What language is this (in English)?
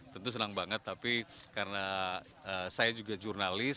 Indonesian